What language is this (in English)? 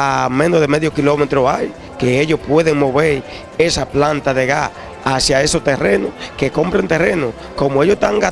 Spanish